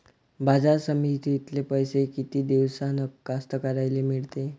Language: Marathi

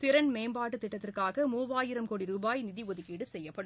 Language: Tamil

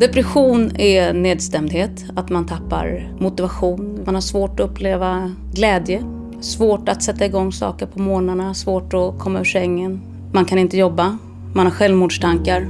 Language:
Swedish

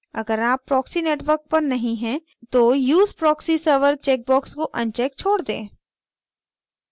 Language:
Hindi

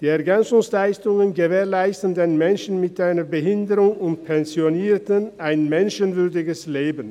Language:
Swiss German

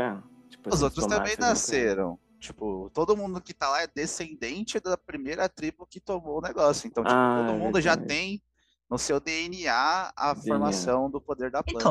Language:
Portuguese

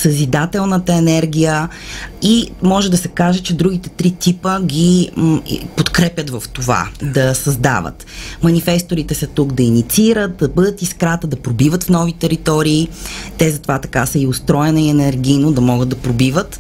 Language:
Bulgarian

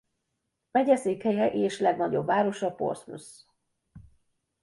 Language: Hungarian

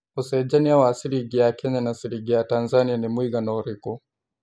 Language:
Kikuyu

